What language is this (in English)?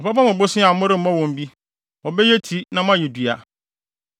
Akan